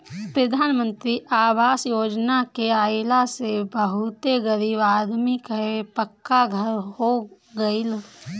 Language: Bhojpuri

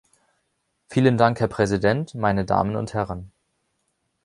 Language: German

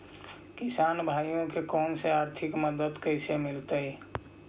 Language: Magahi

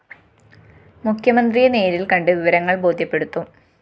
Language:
Malayalam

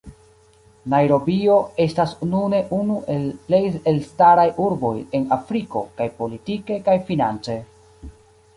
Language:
Esperanto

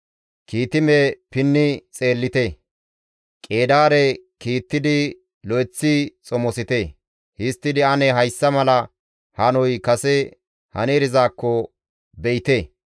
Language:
Gamo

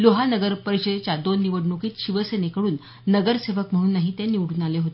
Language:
Marathi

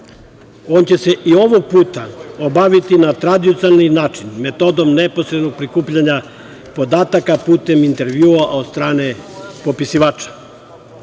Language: Serbian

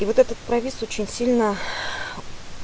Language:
Russian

